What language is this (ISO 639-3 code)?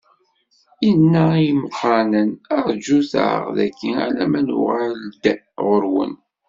kab